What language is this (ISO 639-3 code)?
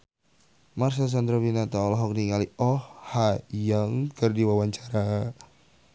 sun